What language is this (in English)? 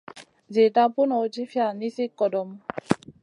Masana